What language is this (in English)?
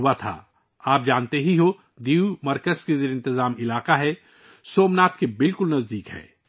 Urdu